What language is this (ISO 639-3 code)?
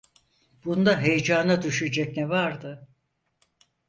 tur